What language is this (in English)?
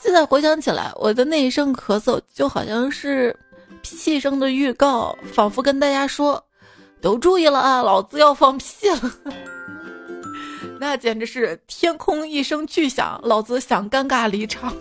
Chinese